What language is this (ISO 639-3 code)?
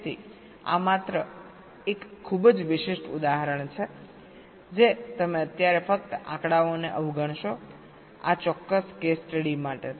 guj